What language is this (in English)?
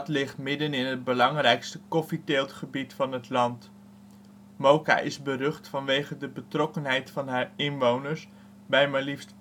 Dutch